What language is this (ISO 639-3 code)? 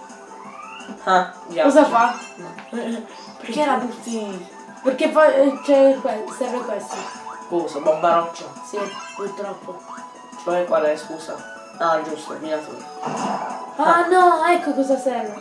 ita